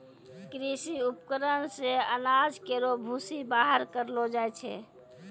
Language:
Maithili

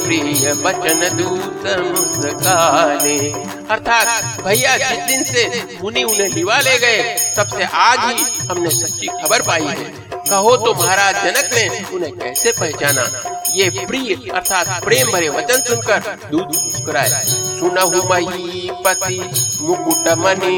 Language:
Hindi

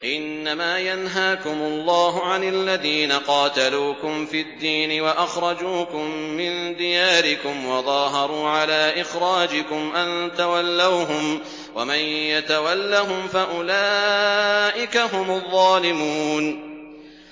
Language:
Arabic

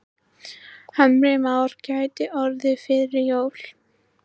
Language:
Icelandic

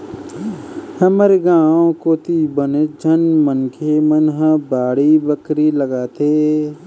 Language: Chhattisgarhi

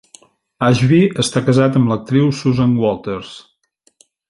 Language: Catalan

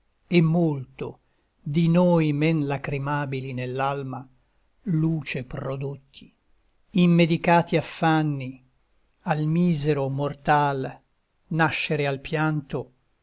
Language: Italian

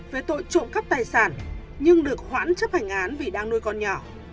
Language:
Vietnamese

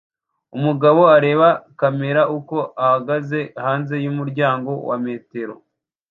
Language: Kinyarwanda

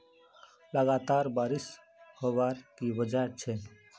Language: Magahi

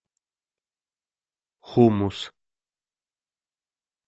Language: Russian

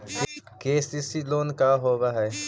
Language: Magahi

